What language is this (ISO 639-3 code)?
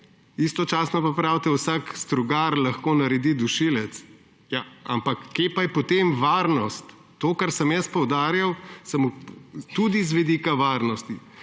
slv